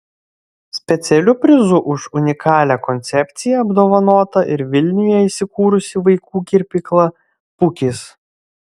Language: Lithuanian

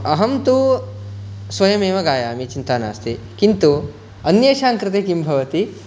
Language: Sanskrit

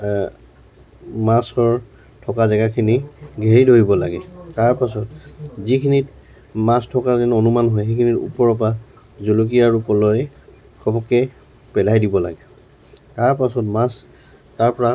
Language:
Assamese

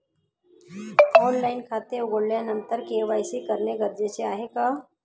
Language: Marathi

